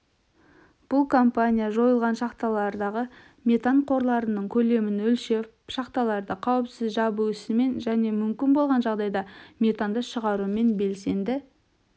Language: Kazakh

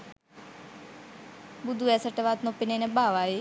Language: Sinhala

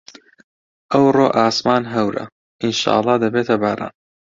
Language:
Central Kurdish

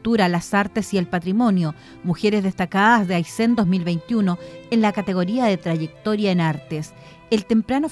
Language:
Spanish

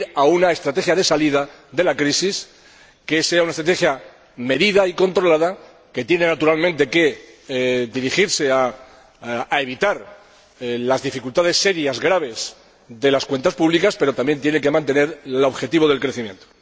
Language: Spanish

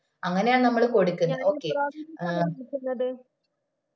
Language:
Malayalam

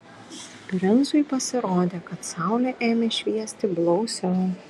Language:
Lithuanian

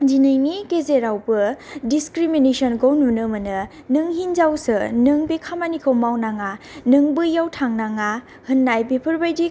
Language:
Bodo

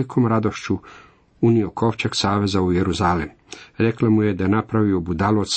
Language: Croatian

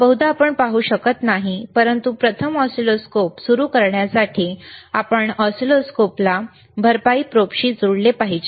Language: Marathi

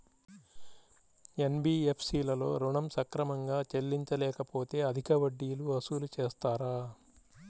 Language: Telugu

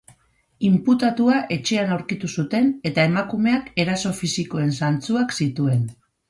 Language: Basque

